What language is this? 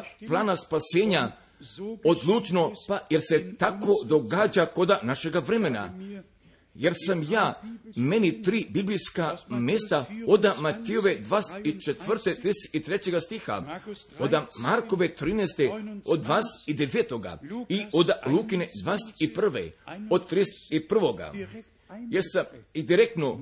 Croatian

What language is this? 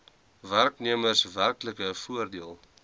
Afrikaans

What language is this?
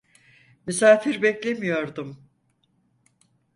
Turkish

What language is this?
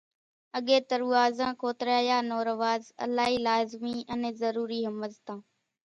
Kachi Koli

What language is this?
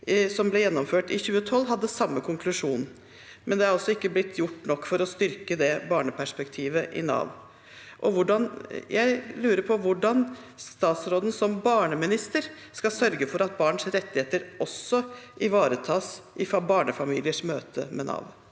Norwegian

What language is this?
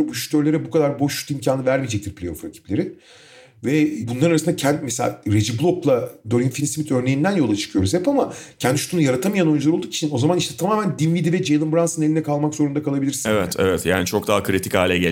Turkish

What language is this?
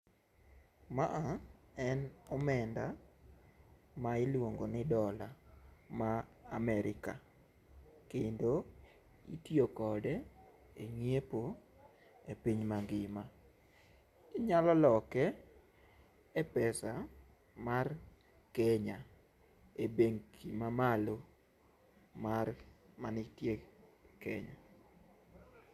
Luo (Kenya and Tanzania)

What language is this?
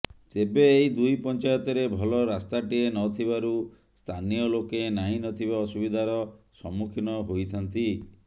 Odia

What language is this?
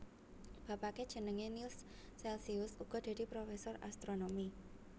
Javanese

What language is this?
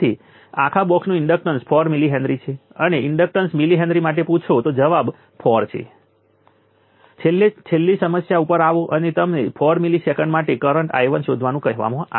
Gujarati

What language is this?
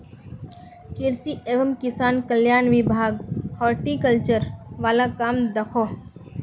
Magahi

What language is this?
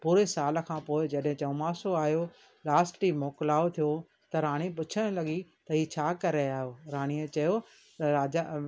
Sindhi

